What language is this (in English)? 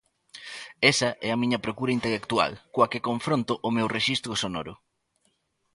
Galician